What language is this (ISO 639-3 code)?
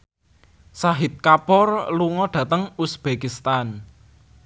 jav